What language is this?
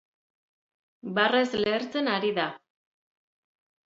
Basque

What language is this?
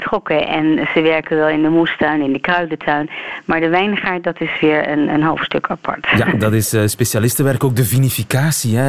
Dutch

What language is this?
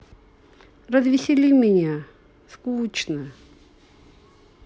Russian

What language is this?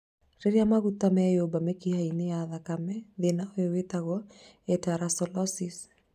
Kikuyu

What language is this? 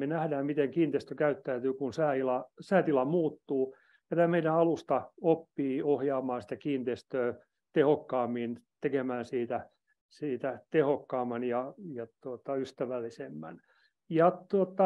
Finnish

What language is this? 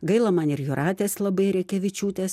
Lithuanian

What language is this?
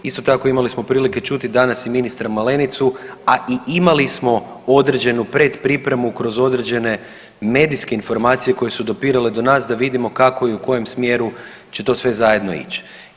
Croatian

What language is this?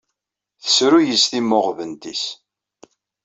Kabyle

